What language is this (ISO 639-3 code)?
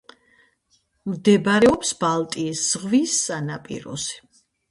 kat